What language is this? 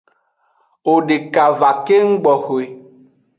Aja (Benin)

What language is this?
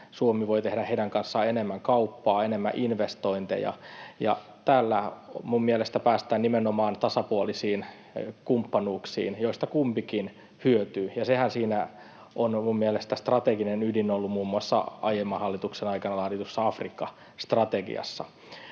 Finnish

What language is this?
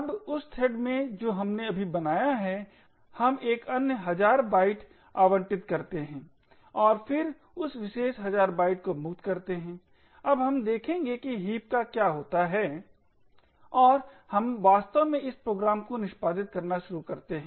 Hindi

